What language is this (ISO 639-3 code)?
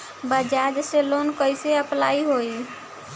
bho